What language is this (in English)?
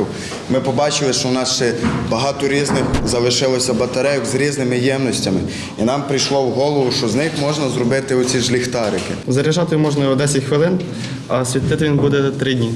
Ukrainian